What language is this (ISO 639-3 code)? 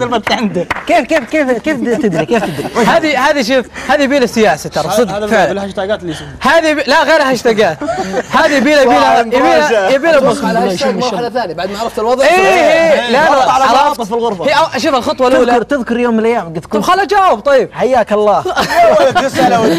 ara